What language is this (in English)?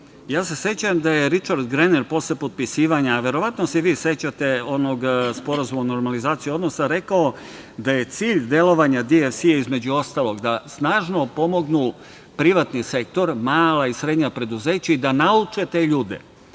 Serbian